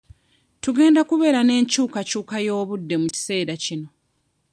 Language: Ganda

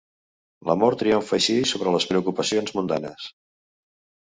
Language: Catalan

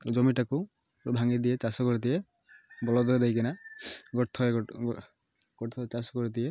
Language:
Odia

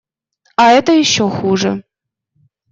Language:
Russian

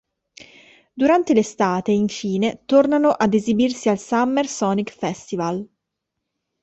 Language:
Italian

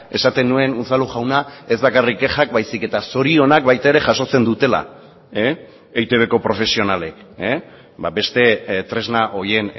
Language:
Basque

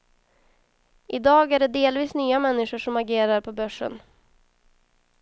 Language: Swedish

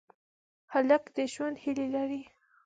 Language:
Pashto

